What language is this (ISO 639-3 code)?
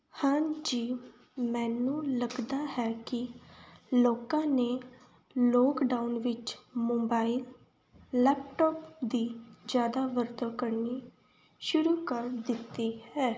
pan